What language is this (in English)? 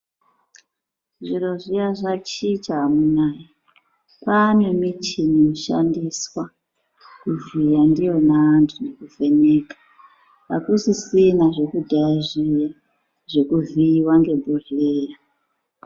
Ndau